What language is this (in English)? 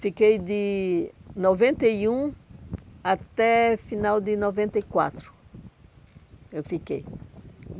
Portuguese